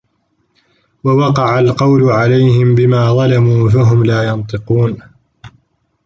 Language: Arabic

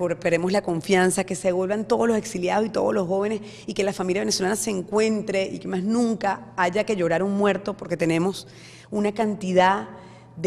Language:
Spanish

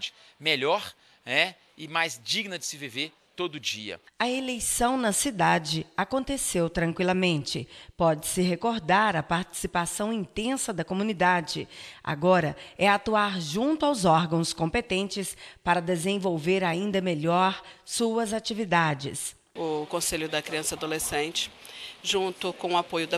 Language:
Portuguese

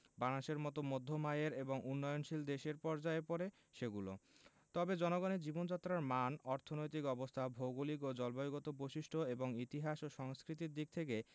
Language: Bangla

